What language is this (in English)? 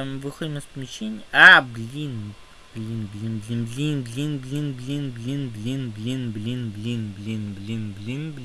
Russian